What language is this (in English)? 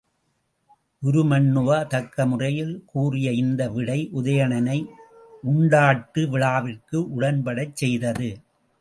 Tamil